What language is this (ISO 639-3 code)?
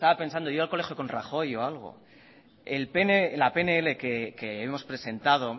spa